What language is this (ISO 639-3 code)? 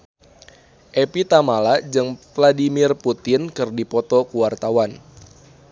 sun